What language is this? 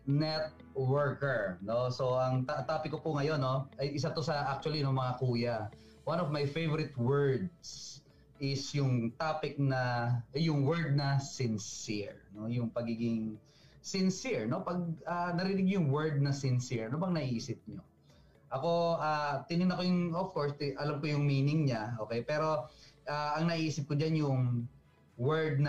Filipino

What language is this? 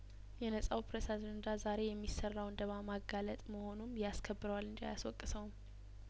Amharic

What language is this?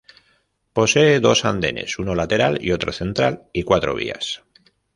Spanish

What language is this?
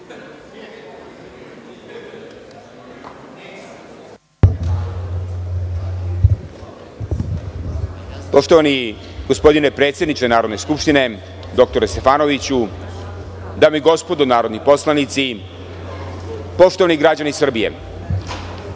Serbian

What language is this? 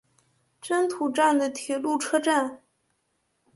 Chinese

